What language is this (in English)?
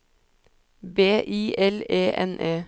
Norwegian